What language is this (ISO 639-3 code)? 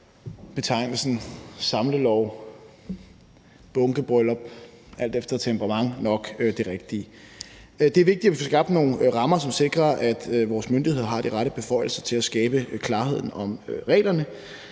dan